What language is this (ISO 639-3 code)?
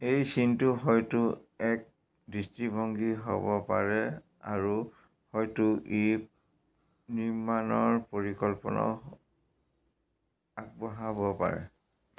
asm